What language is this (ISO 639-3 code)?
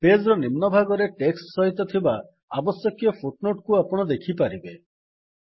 ori